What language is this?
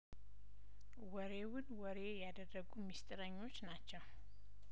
Amharic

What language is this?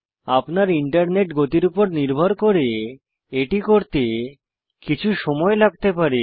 Bangla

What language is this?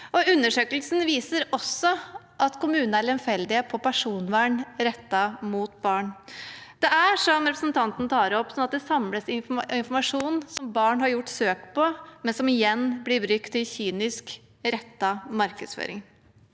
Norwegian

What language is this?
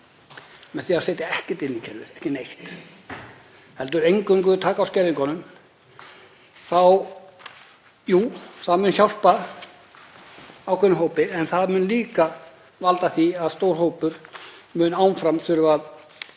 Icelandic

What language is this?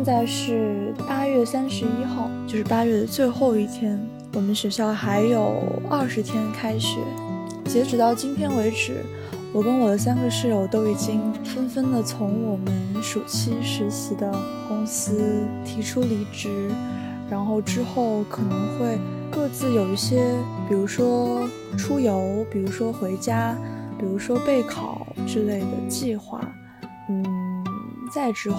Chinese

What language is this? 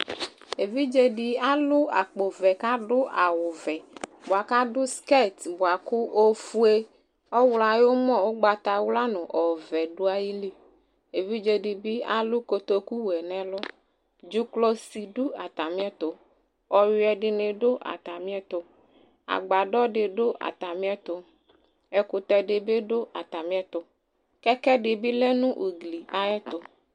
Ikposo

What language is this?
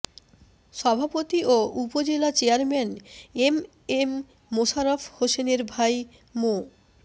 Bangla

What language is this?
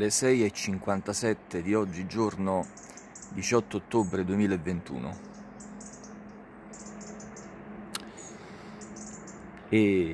Italian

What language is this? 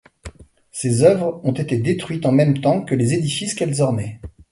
French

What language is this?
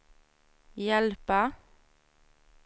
Swedish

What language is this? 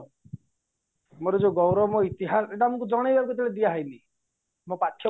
Odia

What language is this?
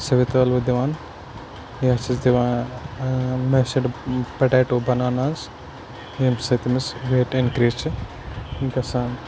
Kashmiri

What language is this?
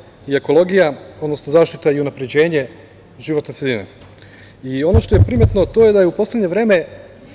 Serbian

